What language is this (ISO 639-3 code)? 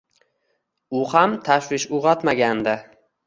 uzb